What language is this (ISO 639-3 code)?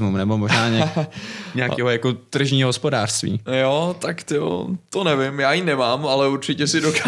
ces